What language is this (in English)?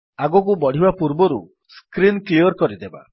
Odia